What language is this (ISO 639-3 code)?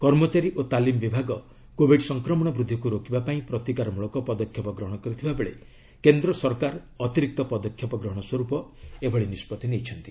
ori